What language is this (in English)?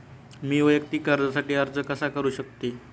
Marathi